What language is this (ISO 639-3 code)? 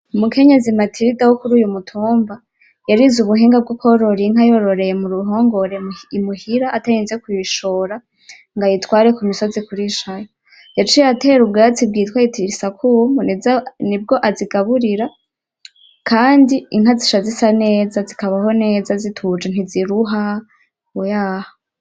run